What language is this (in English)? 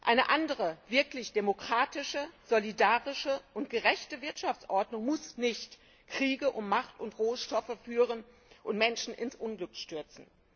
German